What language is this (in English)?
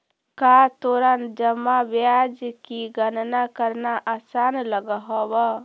Magahi